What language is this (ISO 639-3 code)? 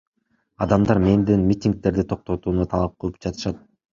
kir